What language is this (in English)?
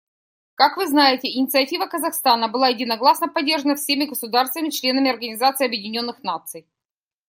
Russian